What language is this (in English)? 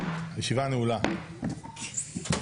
Hebrew